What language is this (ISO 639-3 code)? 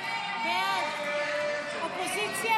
heb